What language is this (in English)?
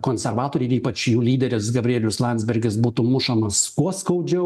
Lithuanian